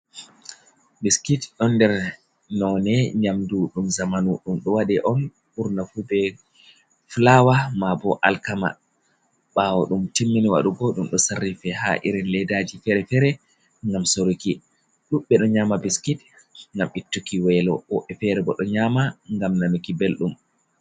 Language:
Fula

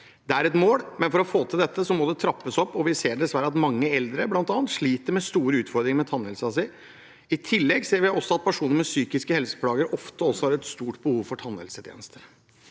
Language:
Norwegian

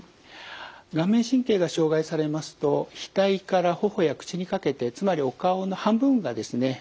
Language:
Japanese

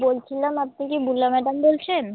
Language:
Bangla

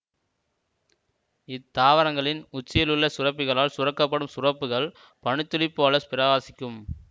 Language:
Tamil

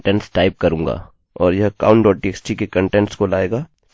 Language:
Hindi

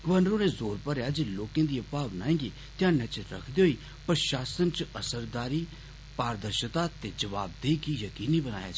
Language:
Dogri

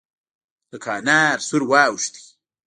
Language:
Pashto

